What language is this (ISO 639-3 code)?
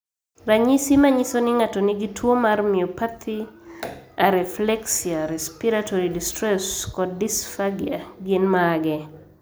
luo